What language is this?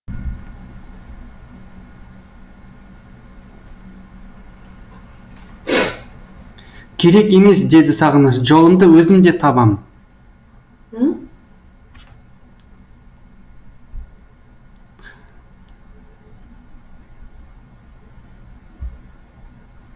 Kazakh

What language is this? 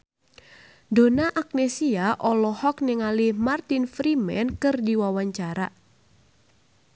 Sundanese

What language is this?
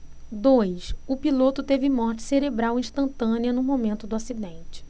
Portuguese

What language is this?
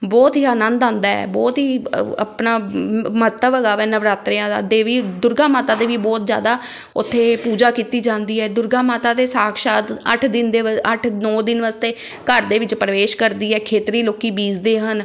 Punjabi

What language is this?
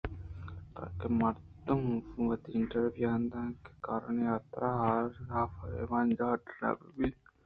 Eastern Balochi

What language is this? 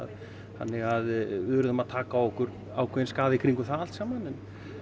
Icelandic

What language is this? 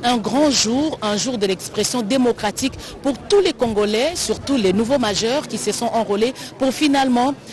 French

